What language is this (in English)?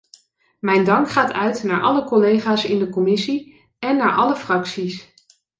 Dutch